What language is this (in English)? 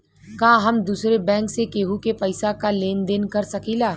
Bhojpuri